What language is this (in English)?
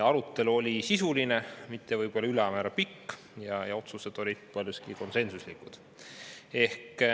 Estonian